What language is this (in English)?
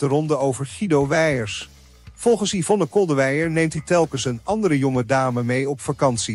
Dutch